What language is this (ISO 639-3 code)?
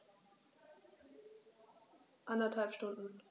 deu